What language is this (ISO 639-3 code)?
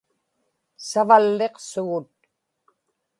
ipk